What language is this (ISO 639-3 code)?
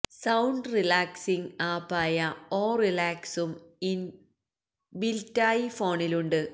mal